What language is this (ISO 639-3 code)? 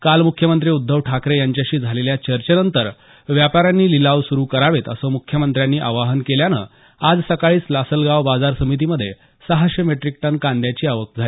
mar